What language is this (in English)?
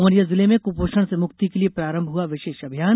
Hindi